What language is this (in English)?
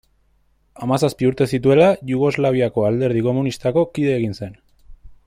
Basque